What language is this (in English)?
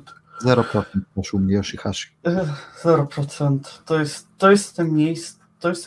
Polish